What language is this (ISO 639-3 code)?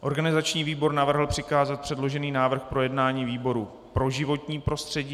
ces